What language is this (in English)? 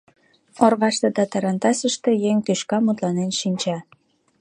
Mari